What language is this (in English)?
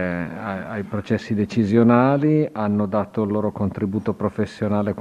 Italian